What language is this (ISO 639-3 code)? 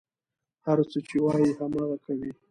pus